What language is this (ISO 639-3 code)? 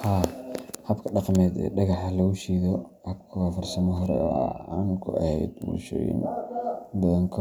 som